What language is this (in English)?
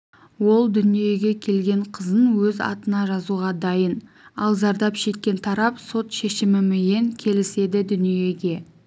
Kazakh